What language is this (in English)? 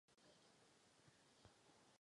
Czech